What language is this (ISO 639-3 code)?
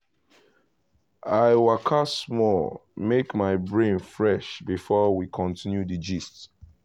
pcm